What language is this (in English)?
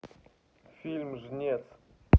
Russian